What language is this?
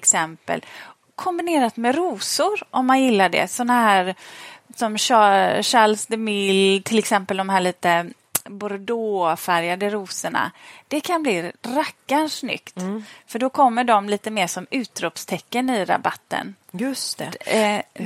Swedish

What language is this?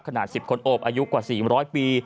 Thai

